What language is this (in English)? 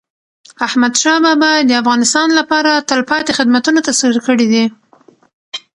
Pashto